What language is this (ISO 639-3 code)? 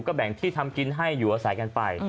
tha